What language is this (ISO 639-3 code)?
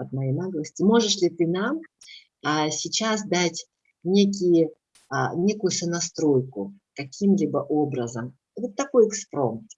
rus